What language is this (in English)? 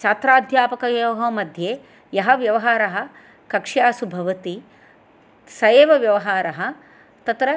Sanskrit